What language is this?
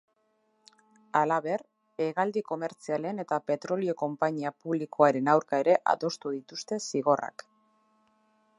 Basque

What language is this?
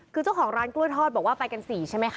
Thai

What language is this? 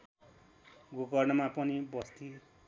Nepali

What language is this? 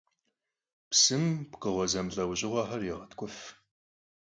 Kabardian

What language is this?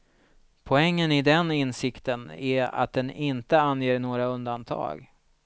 Swedish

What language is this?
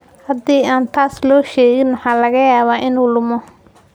Somali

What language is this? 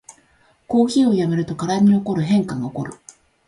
Japanese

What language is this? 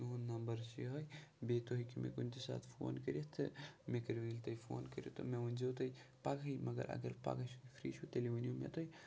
Kashmiri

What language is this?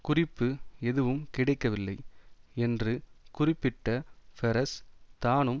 Tamil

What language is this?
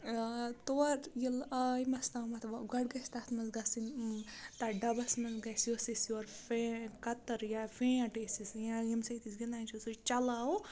Kashmiri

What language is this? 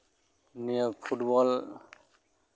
Santali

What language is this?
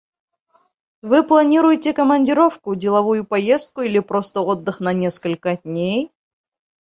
Bashkir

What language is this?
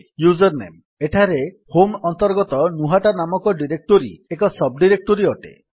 Odia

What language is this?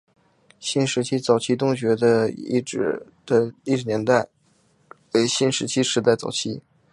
Chinese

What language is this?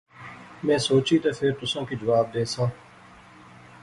Pahari-Potwari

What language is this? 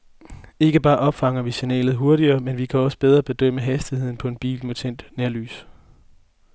Danish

